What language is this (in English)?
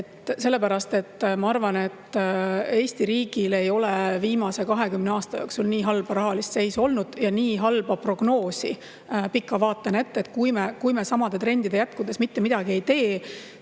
Estonian